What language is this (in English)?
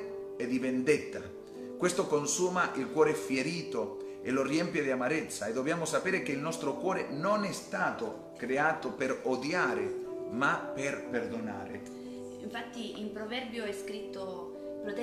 Italian